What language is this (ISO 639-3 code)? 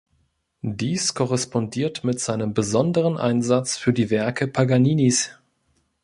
deu